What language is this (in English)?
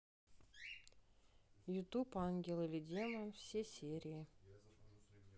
Russian